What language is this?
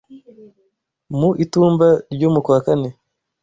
Kinyarwanda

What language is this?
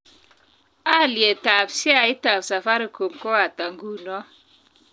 Kalenjin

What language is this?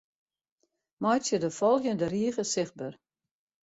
Western Frisian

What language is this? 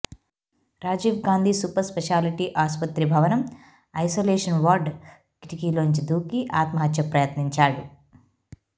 Telugu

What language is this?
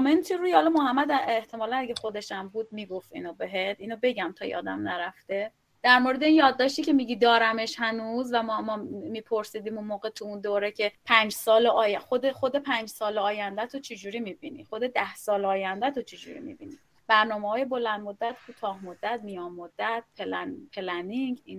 Persian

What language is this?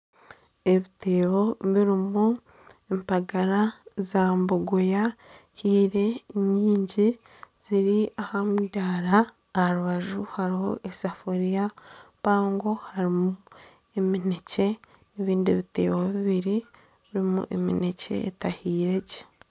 Nyankole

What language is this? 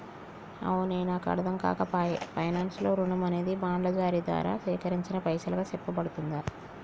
Telugu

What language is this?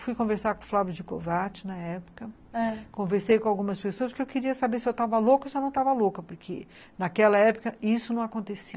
Portuguese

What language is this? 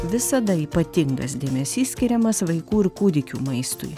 Lithuanian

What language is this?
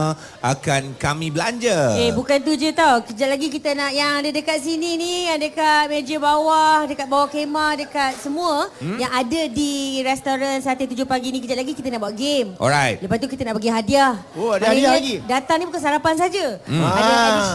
Malay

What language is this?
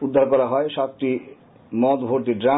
Bangla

